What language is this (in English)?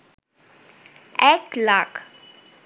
Bangla